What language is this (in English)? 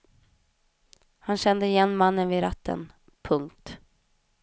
Swedish